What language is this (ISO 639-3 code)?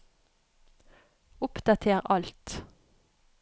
nor